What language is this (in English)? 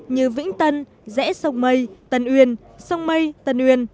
Vietnamese